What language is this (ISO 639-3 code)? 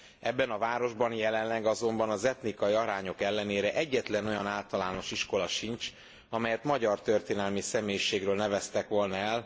hun